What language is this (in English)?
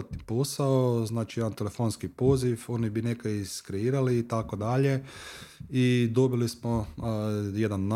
Croatian